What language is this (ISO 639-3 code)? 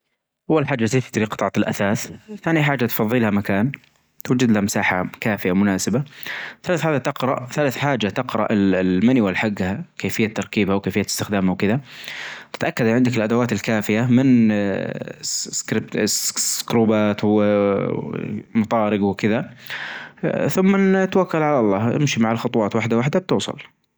ars